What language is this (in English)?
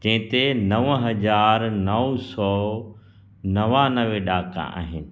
Sindhi